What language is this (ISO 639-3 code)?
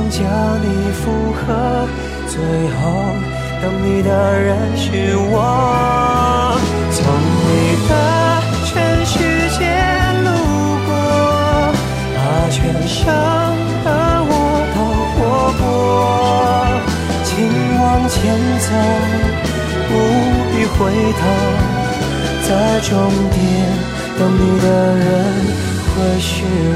zho